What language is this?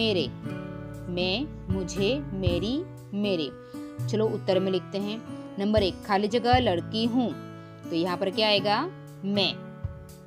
Hindi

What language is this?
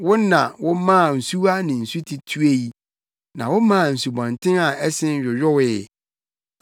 Akan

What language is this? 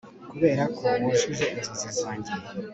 Kinyarwanda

